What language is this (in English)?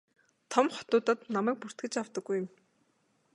Mongolian